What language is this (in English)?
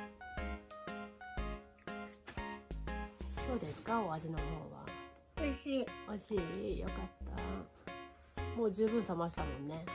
Japanese